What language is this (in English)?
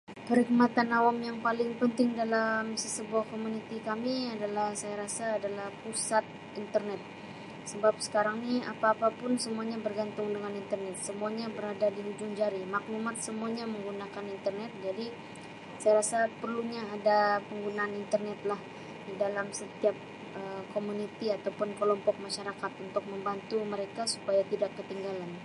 Sabah Malay